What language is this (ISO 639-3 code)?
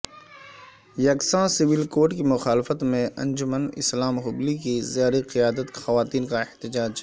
urd